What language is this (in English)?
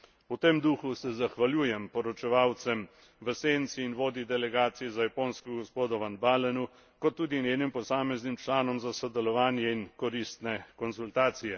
Slovenian